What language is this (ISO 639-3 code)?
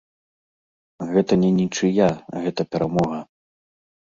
bel